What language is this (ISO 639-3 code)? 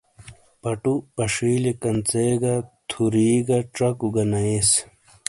scl